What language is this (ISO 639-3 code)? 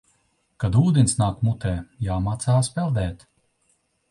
lav